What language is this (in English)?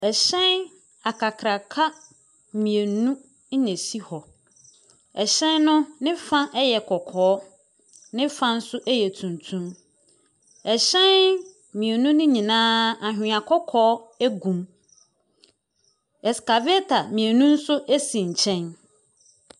Akan